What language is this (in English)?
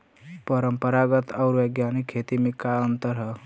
Bhojpuri